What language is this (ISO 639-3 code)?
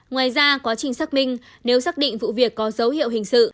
vie